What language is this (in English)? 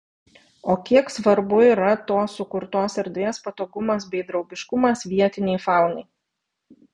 Lithuanian